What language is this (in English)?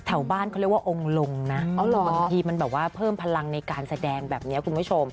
Thai